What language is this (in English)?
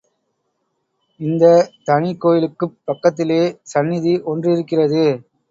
Tamil